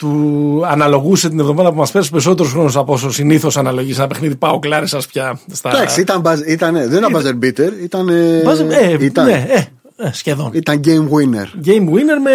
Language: Greek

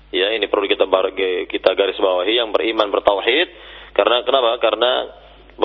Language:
Indonesian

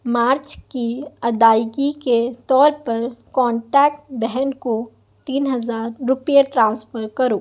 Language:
Urdu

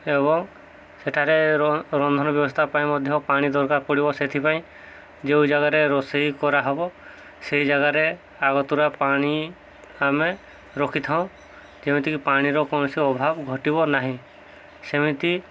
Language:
Odia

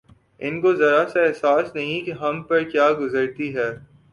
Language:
Urdu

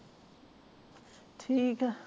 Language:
Punjabi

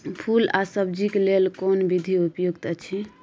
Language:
Maithili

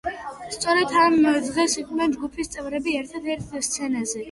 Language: Georgian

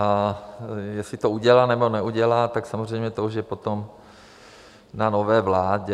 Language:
Czech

